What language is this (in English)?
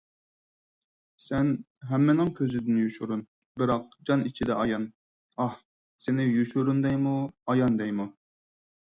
Uyghur